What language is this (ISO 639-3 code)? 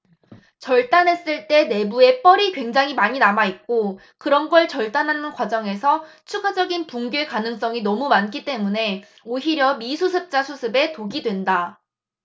kor